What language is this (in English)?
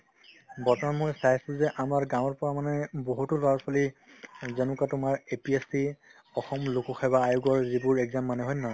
Assamese